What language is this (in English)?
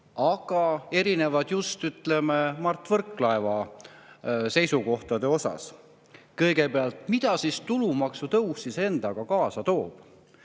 Estonian